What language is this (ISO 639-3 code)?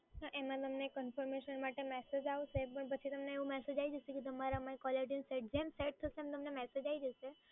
guj